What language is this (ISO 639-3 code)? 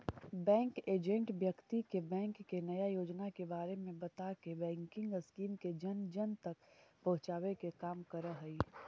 mag